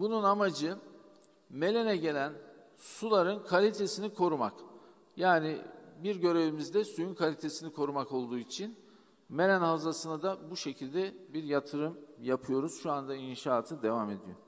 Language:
Turkish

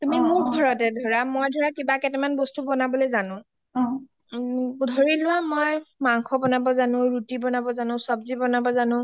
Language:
Assamese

